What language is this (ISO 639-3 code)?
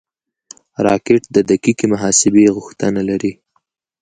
pus